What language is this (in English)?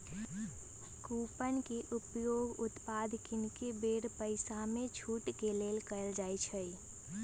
Magahi